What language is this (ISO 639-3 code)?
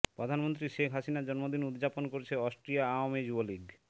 ben